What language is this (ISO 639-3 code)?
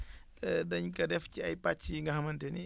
wol